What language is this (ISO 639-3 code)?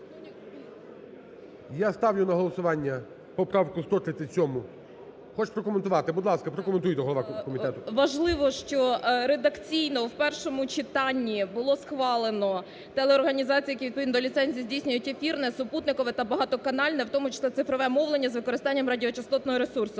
ukr